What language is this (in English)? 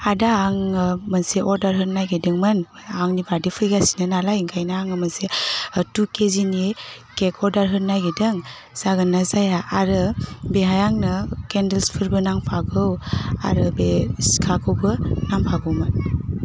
Bodo